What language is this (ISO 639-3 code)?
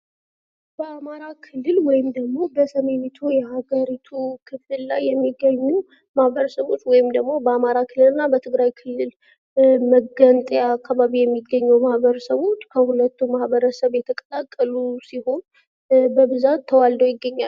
amh